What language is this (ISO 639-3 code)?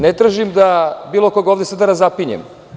srp